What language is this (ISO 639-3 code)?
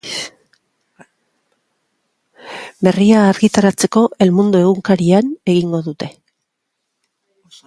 eus